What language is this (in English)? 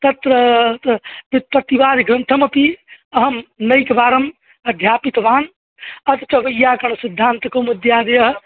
Sanskrit